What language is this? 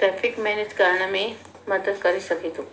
Sindhi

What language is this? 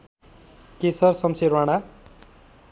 Nepali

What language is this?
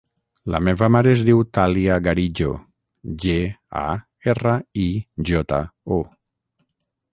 Catalan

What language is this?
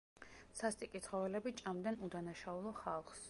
Georgian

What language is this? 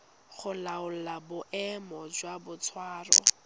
Tswana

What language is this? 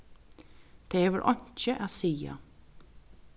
Faroese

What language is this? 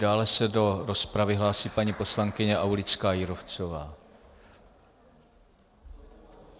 Czech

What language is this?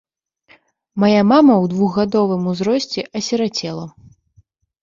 Belarusian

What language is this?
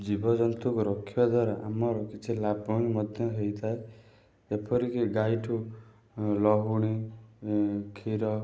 Odia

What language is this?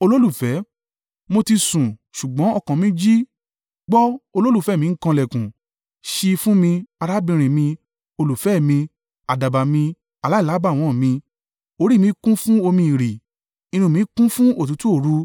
Yoruba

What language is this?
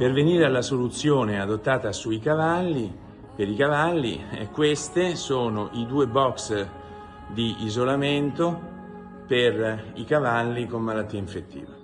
Italian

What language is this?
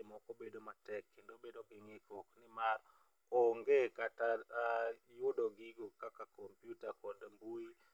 Luo (Kenya and Tanzania)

